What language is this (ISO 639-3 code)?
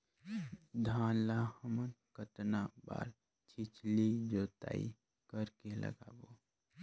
hne